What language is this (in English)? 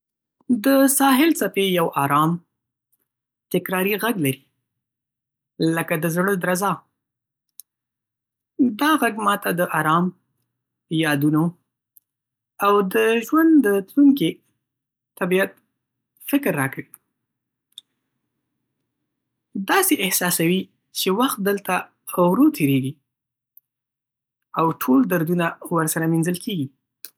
Pashto